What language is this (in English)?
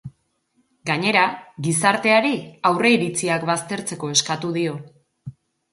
Basque